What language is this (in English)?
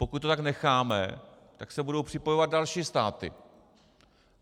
Czech